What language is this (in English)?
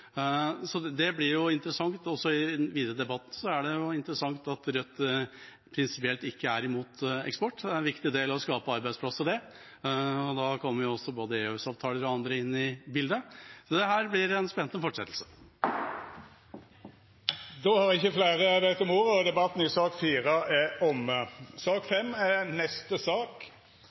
Norwegian